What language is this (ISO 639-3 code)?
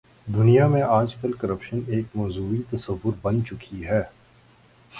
urd